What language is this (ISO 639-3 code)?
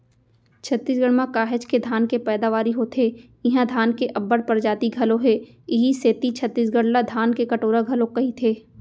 hne